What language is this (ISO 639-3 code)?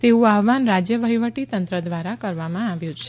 guj